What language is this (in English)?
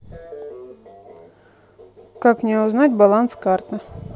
Russian